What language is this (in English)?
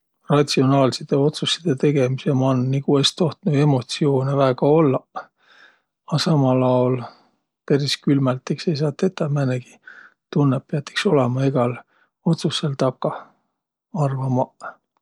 Võro